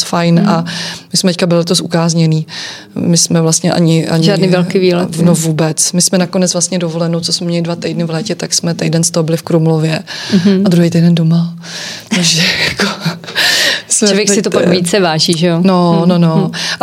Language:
Czech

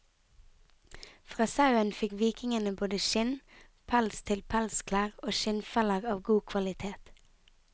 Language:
Norwegian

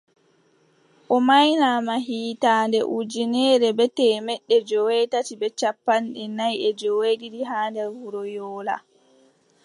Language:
Adamawa Fulfulde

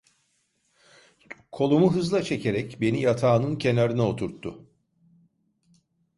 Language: Turkish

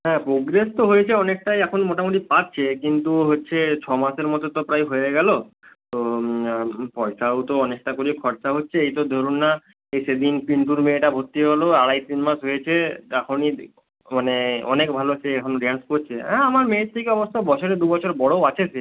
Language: Bangla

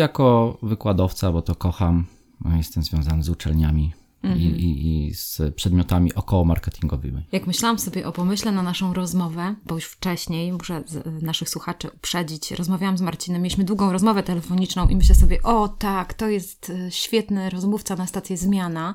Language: Polish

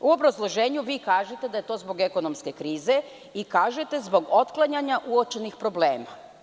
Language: Serbian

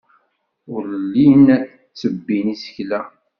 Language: Kabyle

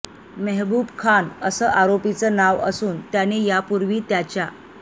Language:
Marathi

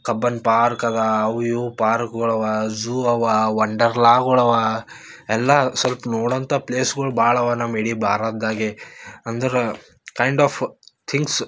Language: Kannada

